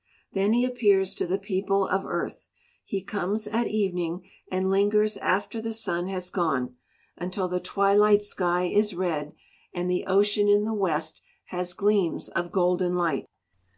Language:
English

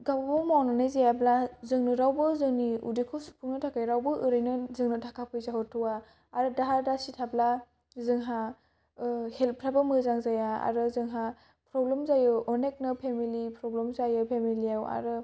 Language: Bodo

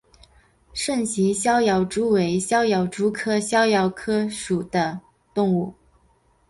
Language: Chinese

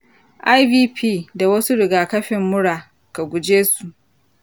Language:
Hausa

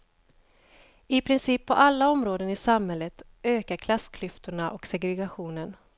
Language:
Swedish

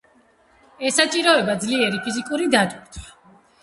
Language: Georgian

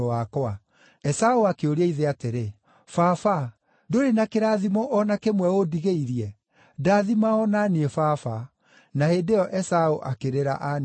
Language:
Kikuyu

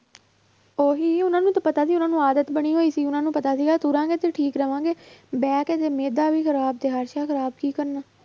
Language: Punjabi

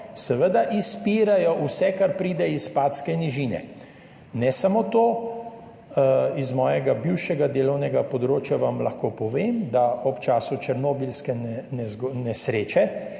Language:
Slovenian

